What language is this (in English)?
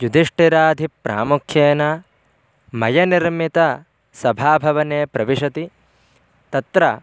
Sanskrit